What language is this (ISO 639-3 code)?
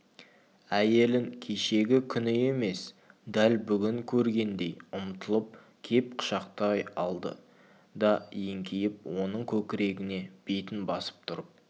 kaz